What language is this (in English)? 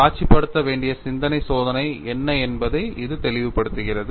Tamil